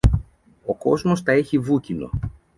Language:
Greek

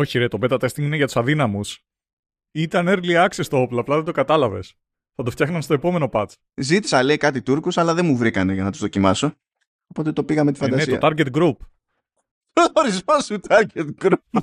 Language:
Greek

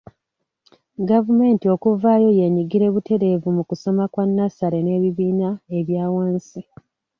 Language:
Ganda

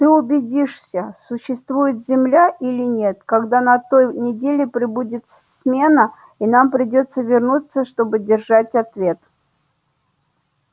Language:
Russian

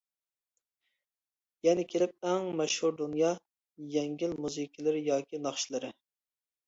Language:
Uyghur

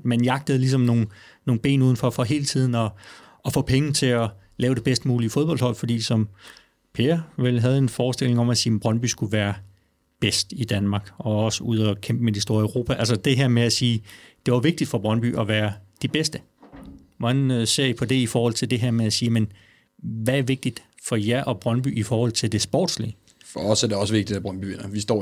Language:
Danish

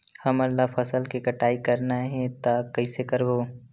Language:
Chhattisgarhi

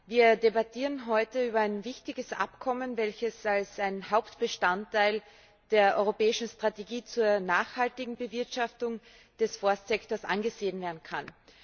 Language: German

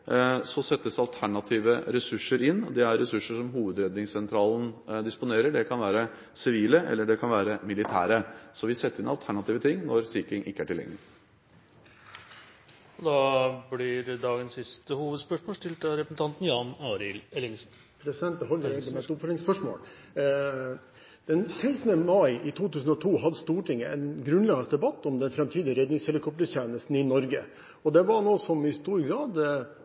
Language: Norwegian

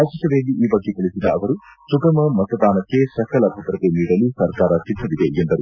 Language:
Kannada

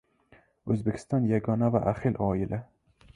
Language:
Uzbek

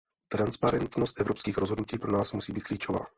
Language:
Czech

